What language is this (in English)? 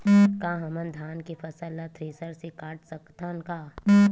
Chhattisgarhi